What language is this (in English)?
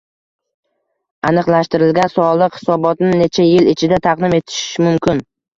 Uzbek